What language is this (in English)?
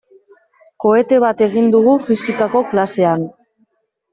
Basque